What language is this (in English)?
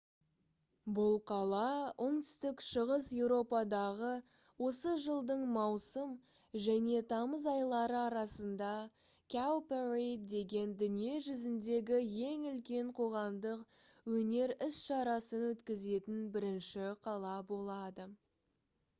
Kazakh